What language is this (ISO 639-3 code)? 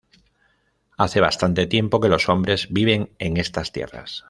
spa